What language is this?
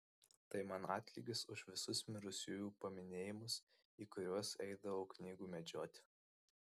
Lithuanian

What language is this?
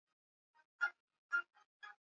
Swahili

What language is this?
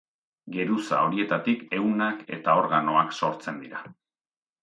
Basque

